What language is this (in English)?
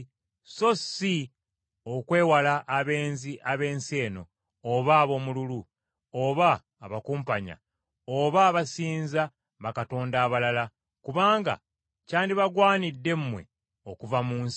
Ganda